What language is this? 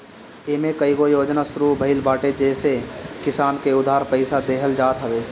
Bhojpuri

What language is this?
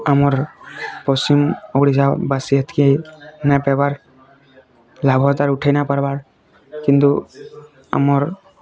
Odia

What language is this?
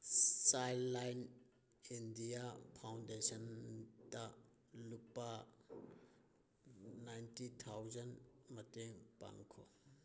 Manipuri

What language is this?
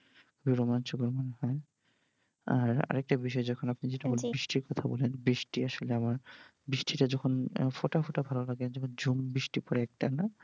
Bangla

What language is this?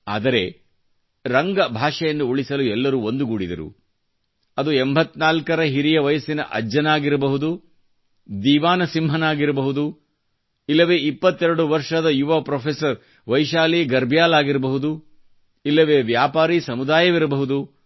Kannada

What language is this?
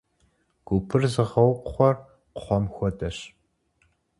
Kabardian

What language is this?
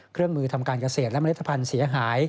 Thai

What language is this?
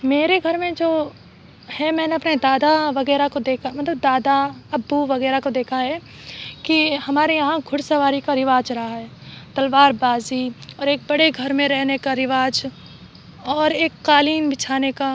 Urdu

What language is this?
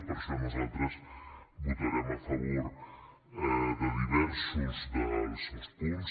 Catalan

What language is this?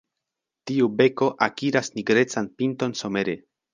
Esperanto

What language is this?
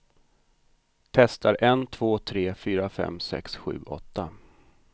Swedish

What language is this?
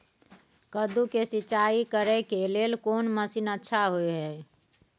Maithili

